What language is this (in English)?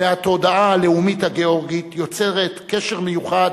Hebrew